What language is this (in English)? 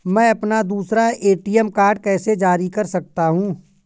Hindi